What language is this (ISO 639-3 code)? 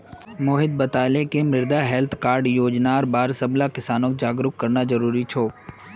mag